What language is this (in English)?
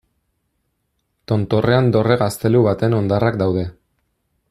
Basque